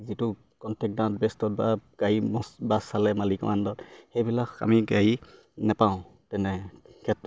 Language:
Assamese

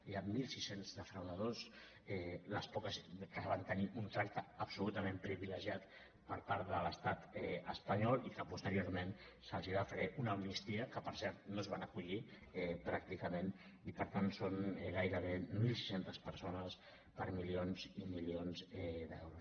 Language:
Catalan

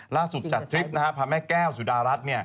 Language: Thai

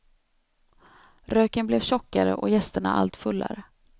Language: Swedish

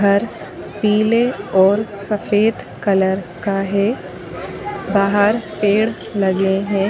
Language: Hindi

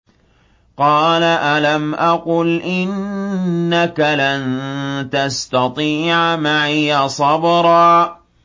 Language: Arabic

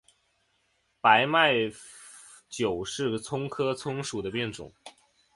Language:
Chinese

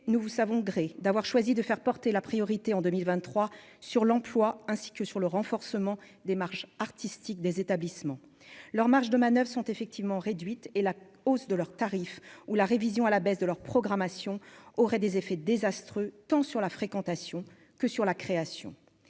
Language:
French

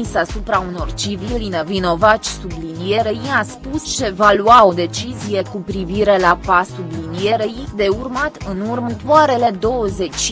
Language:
Romanian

